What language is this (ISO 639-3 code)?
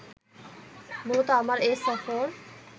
ben